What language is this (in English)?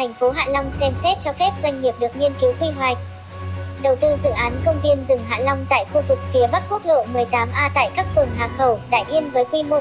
Vietnamese